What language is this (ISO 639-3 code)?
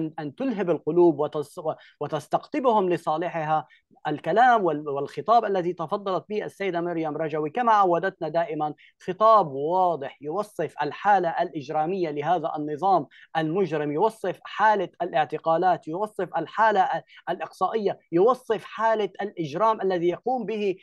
ara